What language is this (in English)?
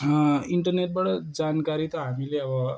Nepali